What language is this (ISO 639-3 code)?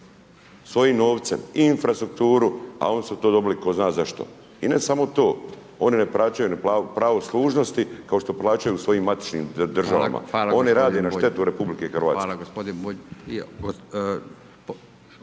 hrv